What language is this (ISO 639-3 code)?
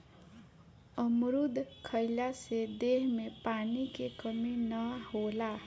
bho